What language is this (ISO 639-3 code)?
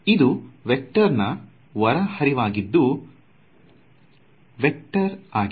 kan